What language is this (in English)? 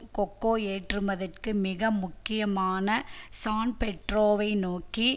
Tamil